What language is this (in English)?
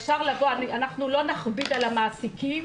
Hebrew